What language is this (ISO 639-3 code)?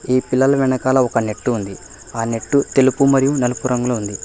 tel